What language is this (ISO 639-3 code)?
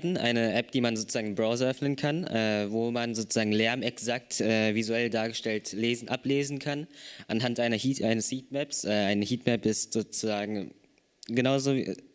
deu